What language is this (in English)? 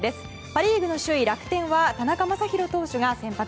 Japanese